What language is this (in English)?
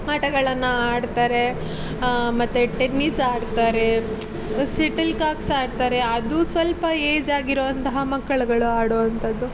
Kannada